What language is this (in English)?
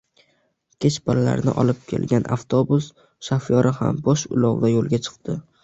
Uzbek